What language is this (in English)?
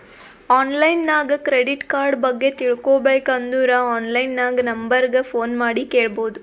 Kannada